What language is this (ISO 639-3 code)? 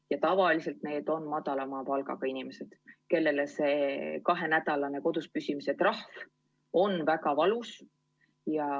est